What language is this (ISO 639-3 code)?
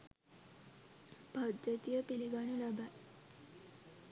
sin